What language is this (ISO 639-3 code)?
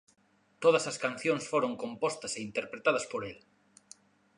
glg